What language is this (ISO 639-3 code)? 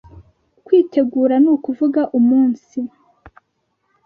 kin